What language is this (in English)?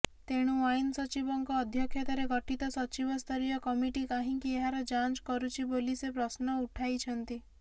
Odia